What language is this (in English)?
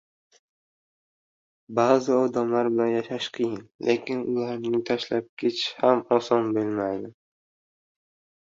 Uzbek